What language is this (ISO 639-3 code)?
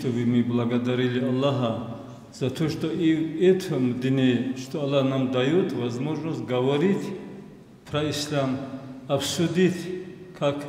rus